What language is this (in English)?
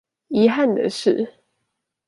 Chinese